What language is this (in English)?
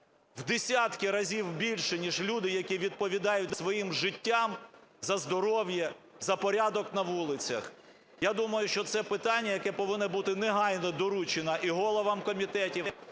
Ukrainian